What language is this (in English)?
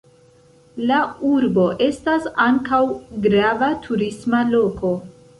Esperanto